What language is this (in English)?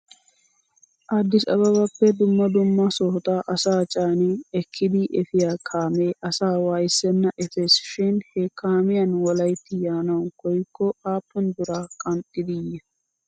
Wolaytta